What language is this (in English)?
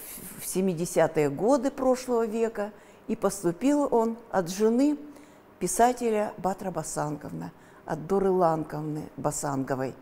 Russian